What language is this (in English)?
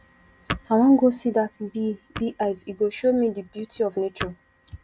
Nigerian Pidgin